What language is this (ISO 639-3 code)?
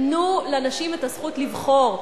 heb